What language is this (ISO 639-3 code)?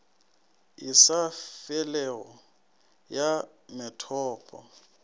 nso